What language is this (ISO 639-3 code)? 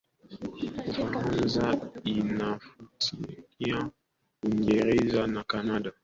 swa